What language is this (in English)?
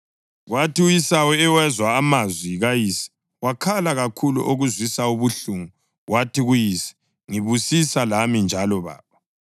North Ndebele